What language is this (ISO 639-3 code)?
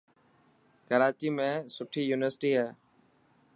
mki